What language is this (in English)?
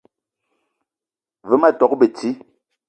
Eton (Cameroon)